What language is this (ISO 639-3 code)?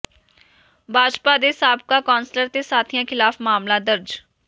pan